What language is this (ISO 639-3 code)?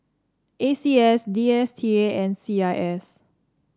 eng